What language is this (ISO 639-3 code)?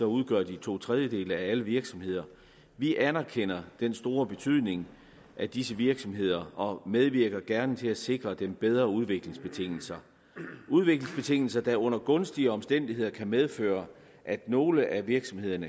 dan